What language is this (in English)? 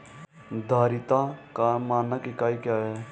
Hindi